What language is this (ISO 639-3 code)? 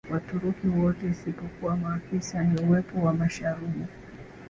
swa